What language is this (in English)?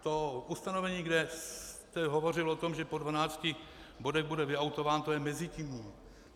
Czech